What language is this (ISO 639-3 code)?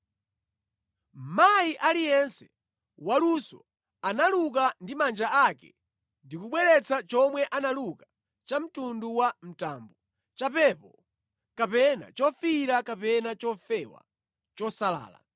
nya